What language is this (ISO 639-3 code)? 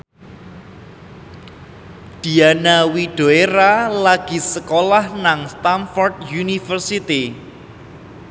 jav